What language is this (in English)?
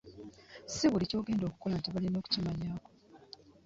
Ganda